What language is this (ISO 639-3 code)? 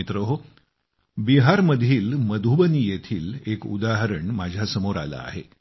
mar